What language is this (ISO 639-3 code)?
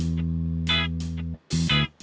ind